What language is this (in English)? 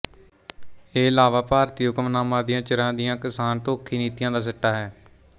Punjabi